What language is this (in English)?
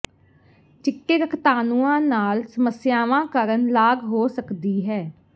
Punjabi